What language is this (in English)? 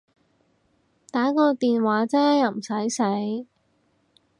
Cantonese